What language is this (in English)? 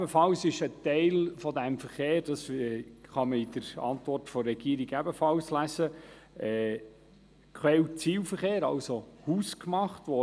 Swiss German